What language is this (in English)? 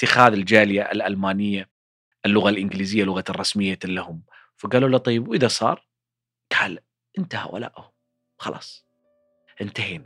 Arabic